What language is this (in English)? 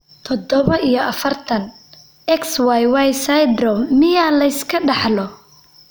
Somali